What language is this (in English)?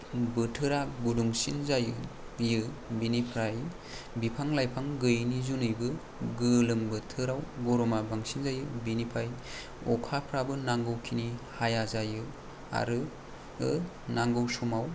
Bodo